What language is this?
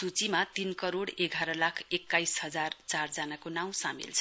Nepali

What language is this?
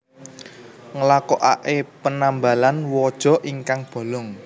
Javanese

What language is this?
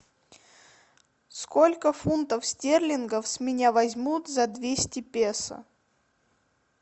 Russian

